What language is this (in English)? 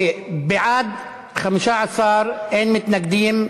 Hebrew